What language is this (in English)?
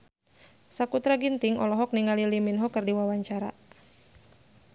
Sundanese